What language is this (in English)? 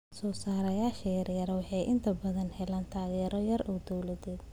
Somali